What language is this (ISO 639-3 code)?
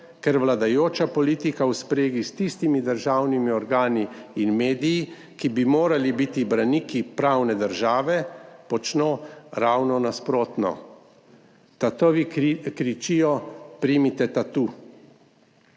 slv